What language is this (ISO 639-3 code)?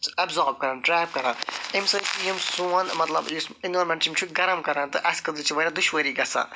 kas